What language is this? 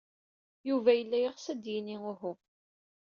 Kabyle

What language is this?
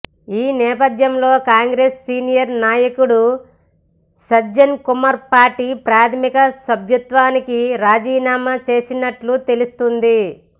Telugu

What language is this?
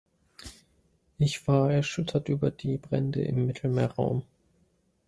German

